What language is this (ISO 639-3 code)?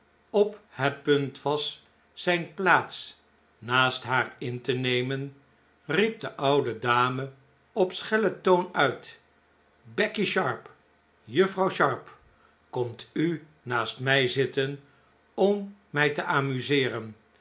nld